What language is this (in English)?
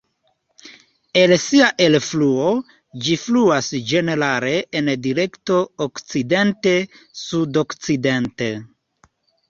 Esperanto